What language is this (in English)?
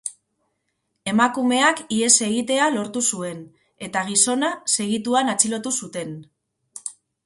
Basque